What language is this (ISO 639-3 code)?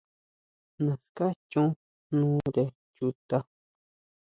mau